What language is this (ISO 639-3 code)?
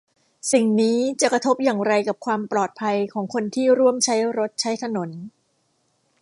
tha